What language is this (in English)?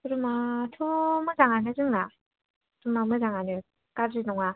Bodo